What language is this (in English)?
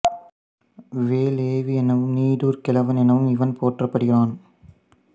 Tamil